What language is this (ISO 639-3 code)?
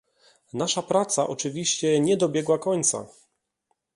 pol